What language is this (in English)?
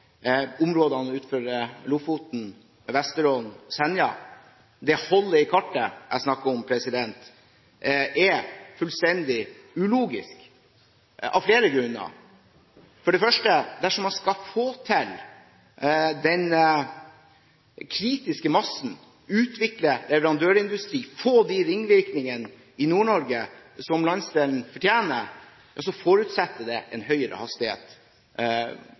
Norwegian Bokmål